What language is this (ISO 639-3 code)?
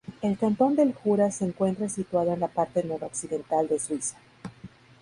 spa